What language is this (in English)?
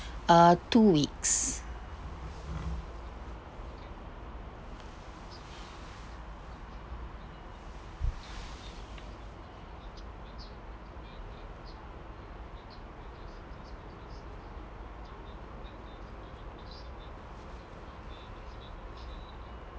English